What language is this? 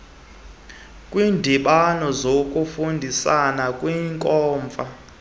Xhosa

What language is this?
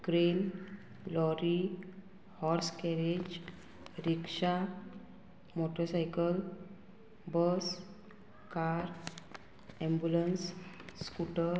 Konkani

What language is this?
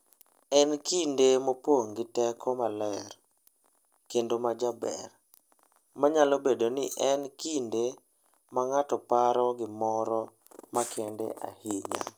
Luo (Kenya and Tanzania)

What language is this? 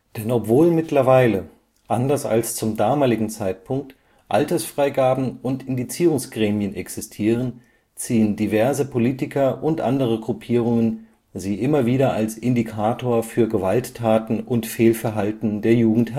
German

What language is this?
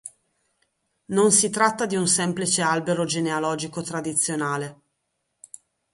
Italian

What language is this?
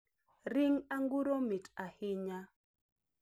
Luo (Kenya and Tanzania)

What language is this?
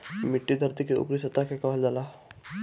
Bhojpuri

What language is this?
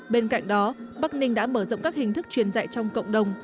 Vietnamese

